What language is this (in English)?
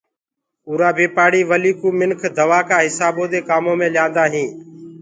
Gurgula